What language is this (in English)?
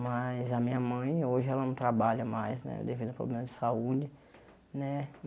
Portuguese